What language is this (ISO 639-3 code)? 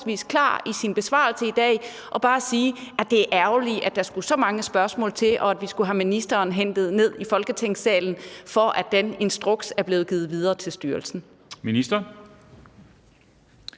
dan